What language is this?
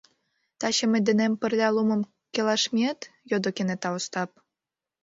Mari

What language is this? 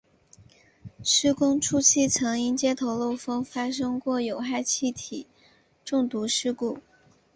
Chinese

